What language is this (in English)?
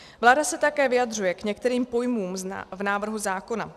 Czech